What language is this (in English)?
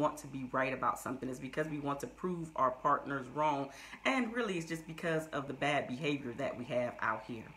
English